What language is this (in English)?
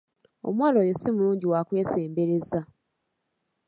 Ganda